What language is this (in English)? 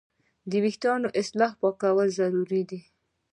Pashto